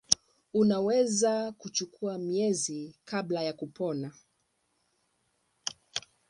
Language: Swahili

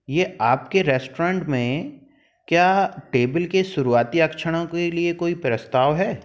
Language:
Hindi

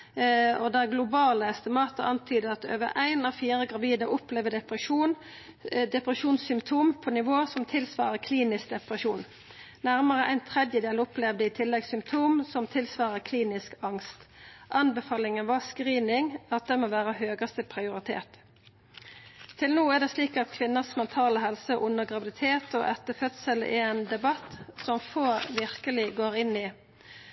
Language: Norwegian Nynorsk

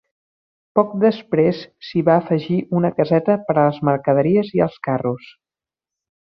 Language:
Catalan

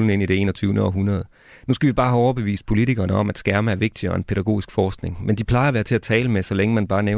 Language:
Danish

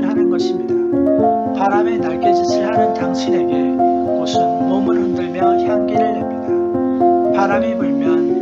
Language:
Korean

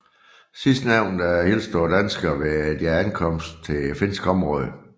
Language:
Danish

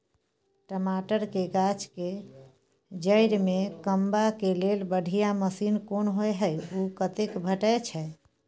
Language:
Maithili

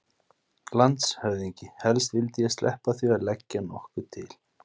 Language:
Icelandic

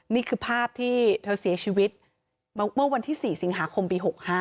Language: Thai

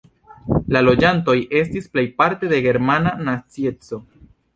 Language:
Esperanto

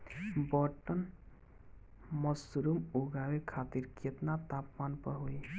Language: Bhojpuri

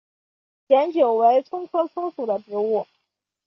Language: Chinese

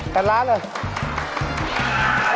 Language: Thai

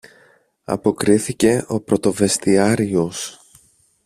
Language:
Greek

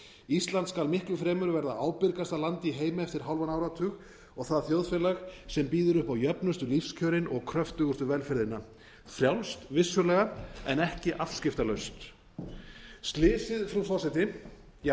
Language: Icelandic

